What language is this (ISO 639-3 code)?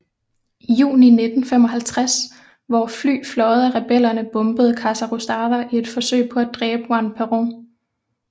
dan